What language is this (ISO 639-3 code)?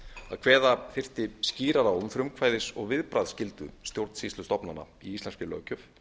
isl